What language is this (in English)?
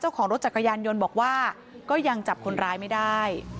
Thai